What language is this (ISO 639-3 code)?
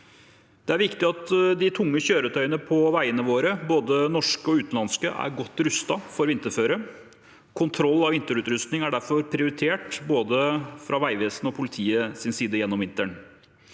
nor